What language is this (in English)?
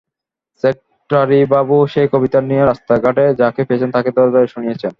Bangla